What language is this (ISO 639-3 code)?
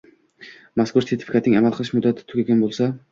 uzb